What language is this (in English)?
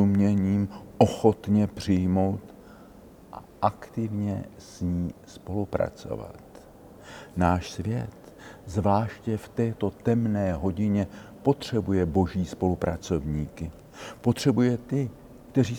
Czech